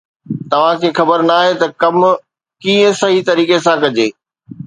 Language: Sindhi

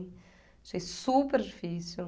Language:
Portuguese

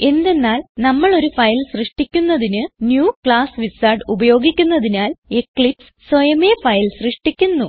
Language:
Malayalam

